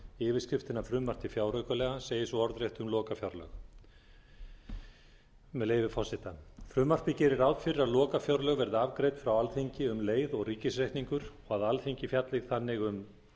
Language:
Icelandic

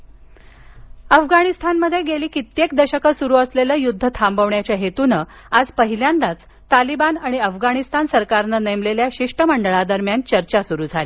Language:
Marathi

